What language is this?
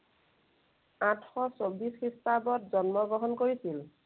Assamese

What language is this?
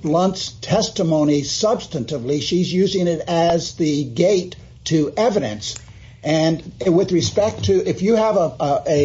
English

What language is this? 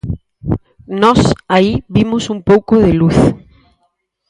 Galician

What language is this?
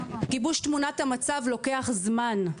Hebrew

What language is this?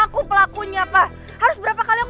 Indonesian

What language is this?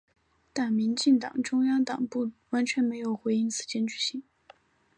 Chinese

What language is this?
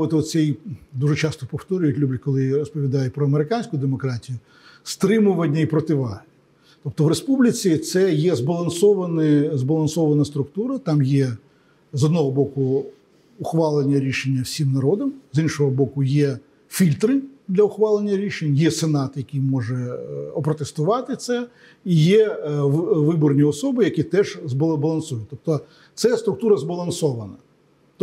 Ukrainian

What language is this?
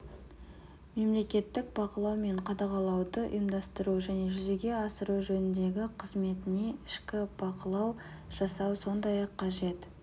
Kazakh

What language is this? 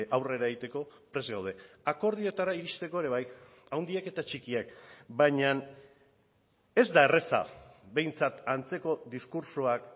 Basque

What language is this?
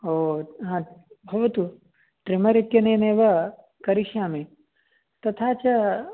Sanskrit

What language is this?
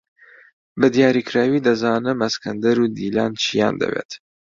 Central Kurdish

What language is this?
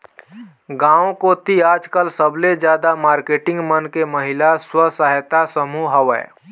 Chhattisgarhi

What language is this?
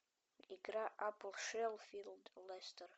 Russian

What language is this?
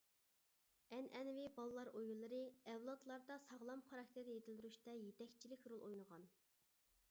Uyghur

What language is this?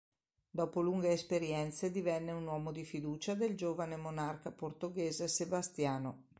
Italian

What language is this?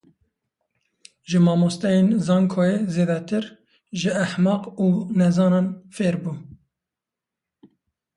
Kurdish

